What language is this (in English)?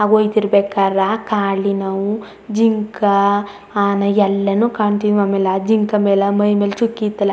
Kannada